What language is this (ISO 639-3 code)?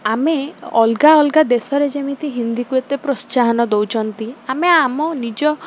ori